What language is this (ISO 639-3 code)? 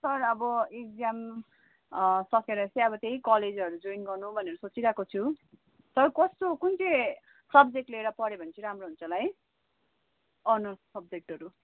nep